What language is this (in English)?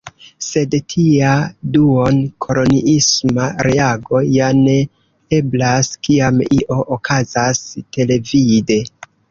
Esperanto